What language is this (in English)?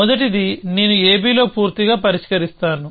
Telugu